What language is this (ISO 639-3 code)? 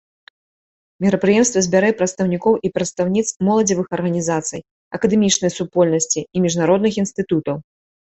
bel